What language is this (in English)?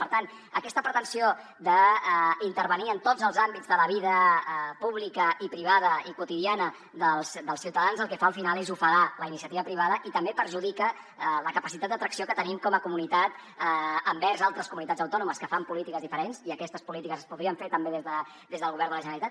Catalan